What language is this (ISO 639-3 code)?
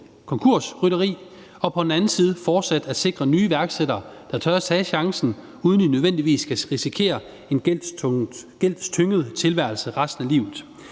dan